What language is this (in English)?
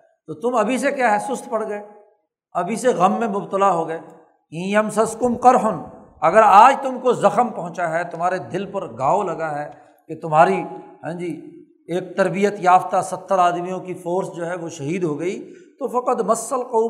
Urdu